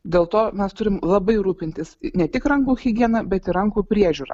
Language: Lithuanian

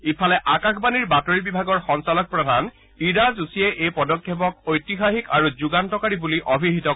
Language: Assamese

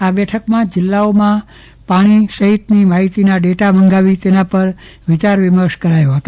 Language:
Gujarati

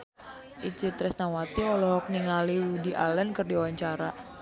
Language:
Sundanese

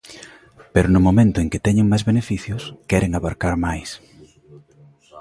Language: Galician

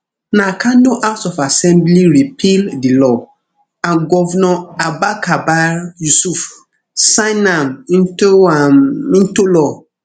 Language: Nigerian Pidgin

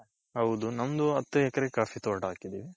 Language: Kannada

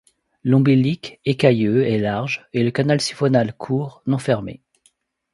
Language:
French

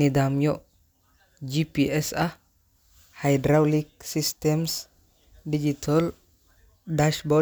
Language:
Somali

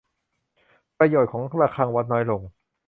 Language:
Thai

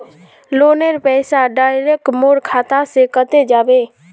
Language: Magahi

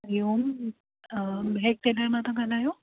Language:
Sindhi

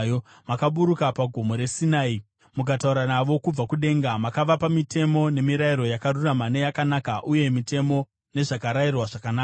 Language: Shona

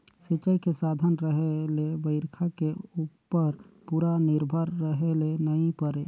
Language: Chhattisgarhi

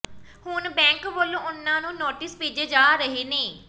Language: Punjabi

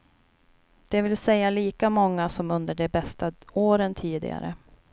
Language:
Swedish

